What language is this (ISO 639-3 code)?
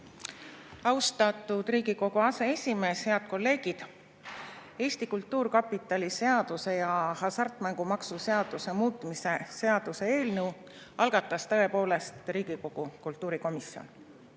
est